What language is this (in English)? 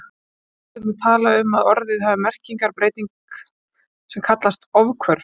Icelandic